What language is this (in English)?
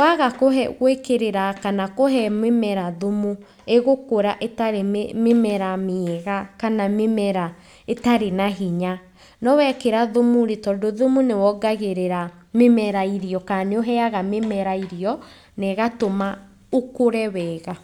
Kikuyu